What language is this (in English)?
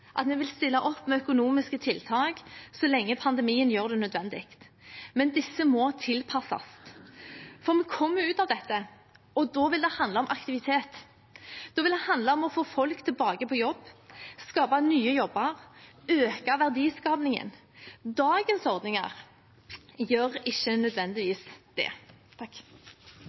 Norwegian Bokmål